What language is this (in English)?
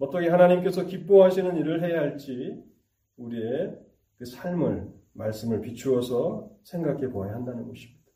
Korean